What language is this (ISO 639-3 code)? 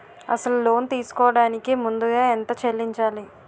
tel